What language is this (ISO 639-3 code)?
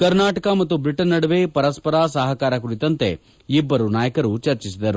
kan